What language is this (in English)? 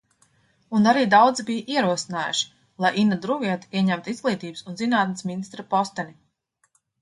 Latvian